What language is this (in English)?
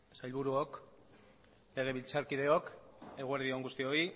Basque